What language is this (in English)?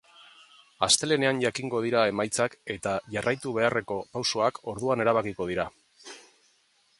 Basque